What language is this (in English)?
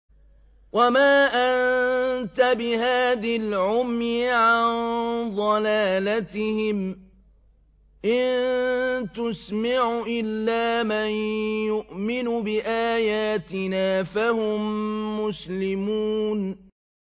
Arabic